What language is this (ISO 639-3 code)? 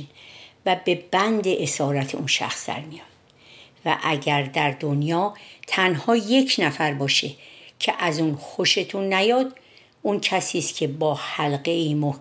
fas